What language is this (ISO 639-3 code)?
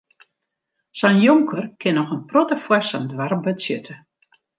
fry